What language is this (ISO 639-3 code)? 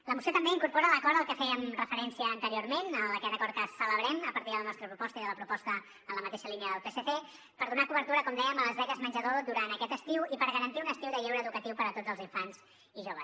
cat